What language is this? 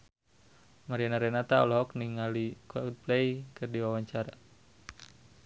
Sundanese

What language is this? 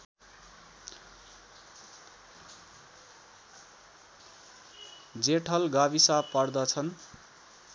Nepali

